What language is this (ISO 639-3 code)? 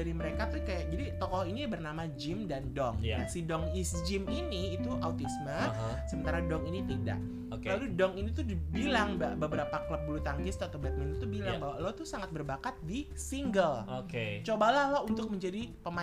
ind